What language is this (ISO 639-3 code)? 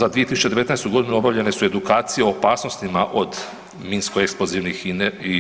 hrv